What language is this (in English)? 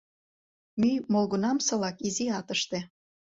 Mari